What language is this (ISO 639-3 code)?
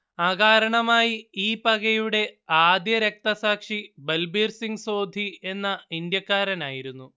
mal